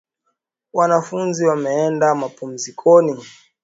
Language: Swahili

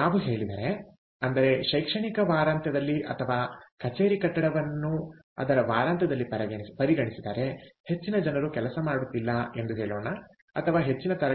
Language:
Kannada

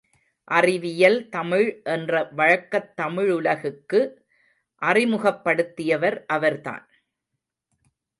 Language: Tamil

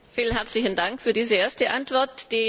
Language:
German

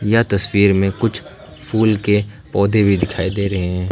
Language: Hindi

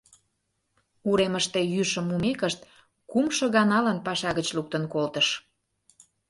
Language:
Mari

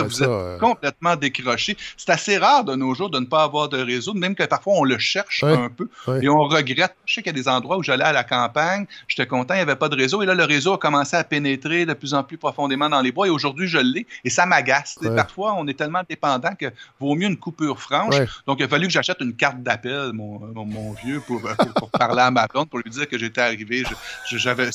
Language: French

